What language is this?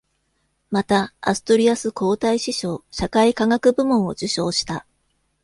Japanese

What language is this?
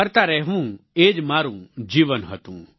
Gujarati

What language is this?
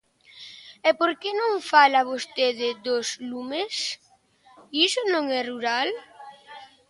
Galician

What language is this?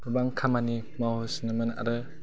Bodo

